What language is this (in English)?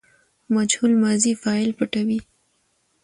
Pashto